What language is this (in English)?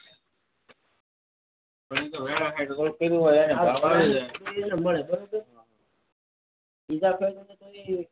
Gujarati